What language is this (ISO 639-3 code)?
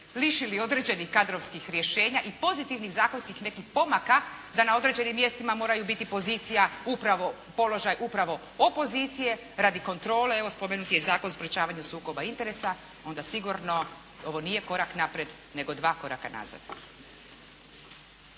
hrv